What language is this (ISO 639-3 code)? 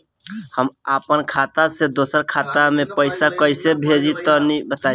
bho